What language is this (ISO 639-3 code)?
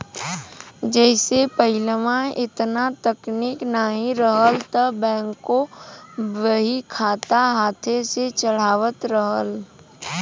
bho